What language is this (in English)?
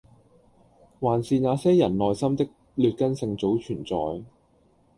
Cantonese